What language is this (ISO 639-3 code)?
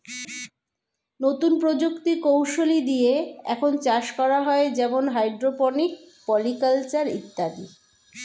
ben